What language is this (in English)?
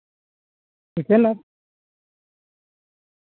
Santali